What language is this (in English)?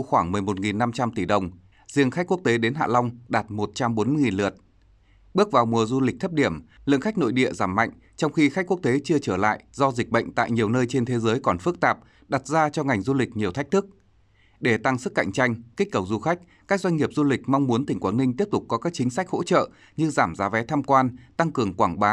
Vietnamese